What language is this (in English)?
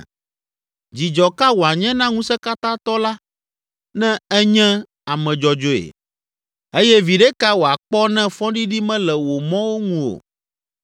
Ewe